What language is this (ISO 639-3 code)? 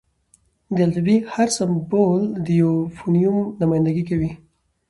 pus